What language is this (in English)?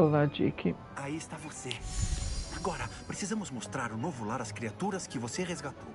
Portuguese